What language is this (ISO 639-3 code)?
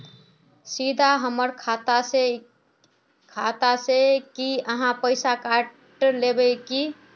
mag